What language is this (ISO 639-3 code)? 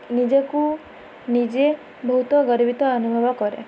ori